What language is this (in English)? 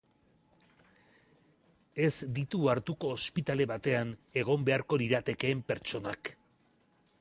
Basque